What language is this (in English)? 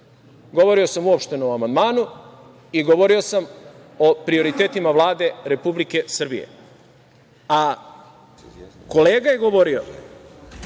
Serbian